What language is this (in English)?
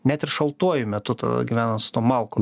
Lithuanian